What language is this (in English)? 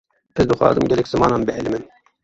Kurdish